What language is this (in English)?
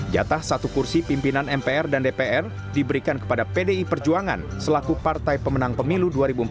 Indonesian